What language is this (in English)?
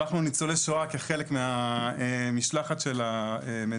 Hebrew